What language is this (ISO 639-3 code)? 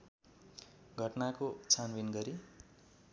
nep